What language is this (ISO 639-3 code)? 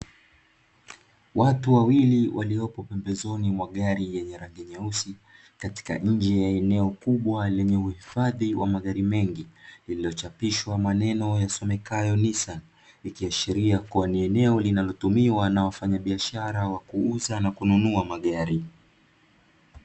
swa